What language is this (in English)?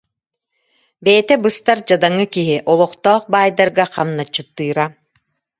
Yakut